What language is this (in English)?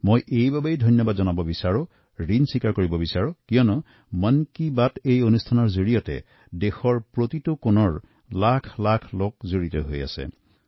Assamese